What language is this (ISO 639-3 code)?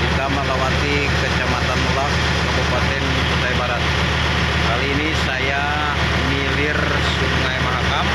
ind